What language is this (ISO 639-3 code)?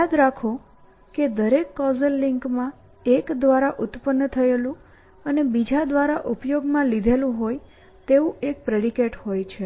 guj